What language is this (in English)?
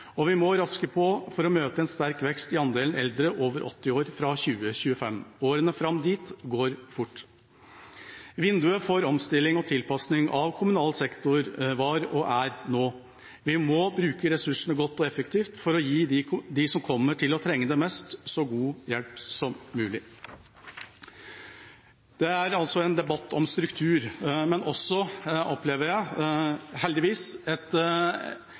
Norwegian Bokmål